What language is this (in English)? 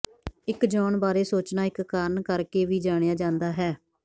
Punjabi